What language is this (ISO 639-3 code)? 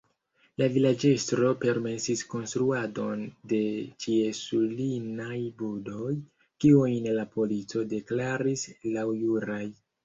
epo